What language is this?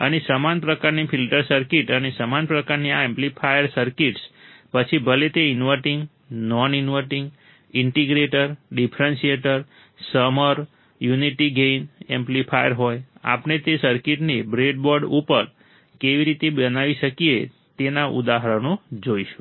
Gujarati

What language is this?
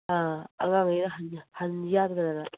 Manipuri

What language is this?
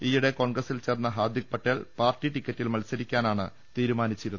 Malayalam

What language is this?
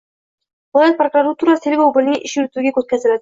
Uzbek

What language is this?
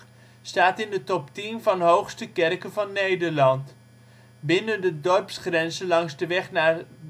Dutch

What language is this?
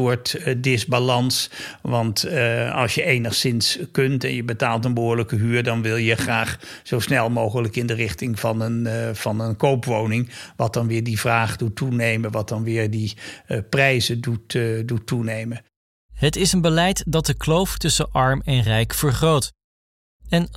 Dutch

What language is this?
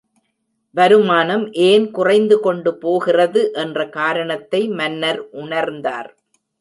Tamil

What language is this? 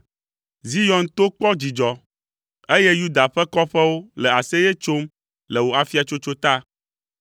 Ewe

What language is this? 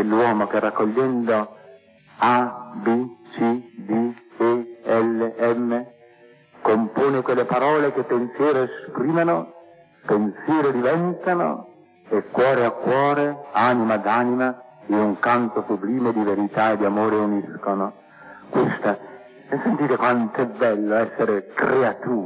Italian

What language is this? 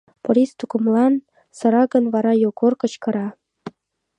Mari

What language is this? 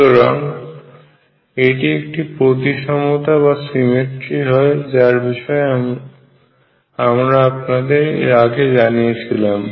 Bangla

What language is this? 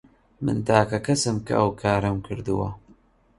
Central Kurdish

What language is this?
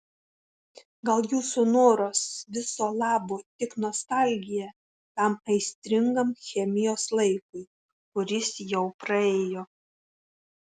Lithuanian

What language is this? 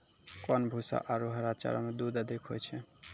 Maithili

